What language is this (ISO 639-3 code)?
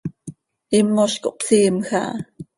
sei